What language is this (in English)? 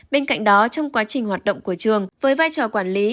Vietnamese